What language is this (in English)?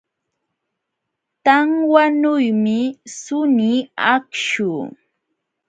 Jauja Wanca Quechua